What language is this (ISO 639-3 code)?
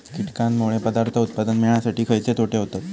mar